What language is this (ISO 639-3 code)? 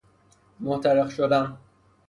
fas